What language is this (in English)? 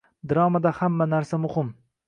Uzbek